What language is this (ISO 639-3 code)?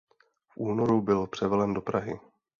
ces